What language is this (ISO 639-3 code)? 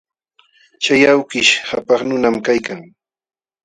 qxw